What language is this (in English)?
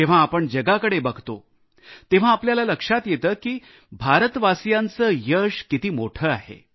Marathi